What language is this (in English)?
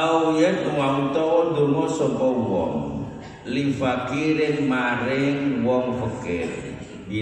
Indonesian